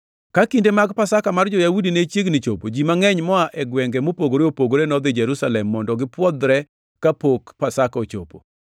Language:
Luo (Kenya and Tanzania)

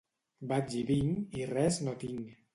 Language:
Catalan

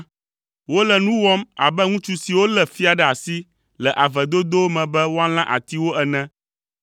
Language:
Ewe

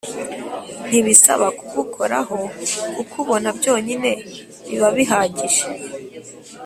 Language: Kinyarwanda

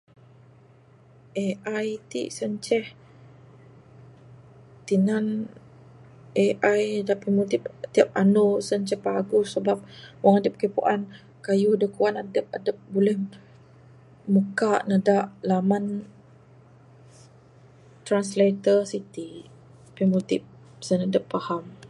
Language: Bukar-Sadung Bidayuh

